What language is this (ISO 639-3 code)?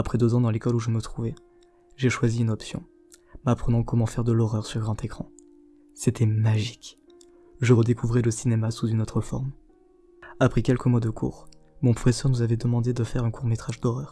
fra